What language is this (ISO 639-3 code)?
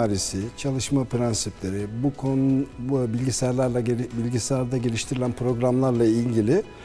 tur